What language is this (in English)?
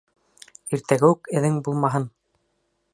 Bashkir